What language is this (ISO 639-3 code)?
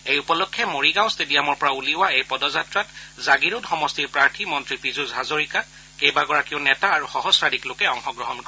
asm